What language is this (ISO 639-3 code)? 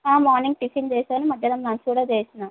tel